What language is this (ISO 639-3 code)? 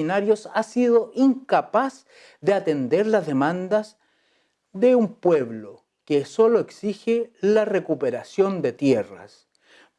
spa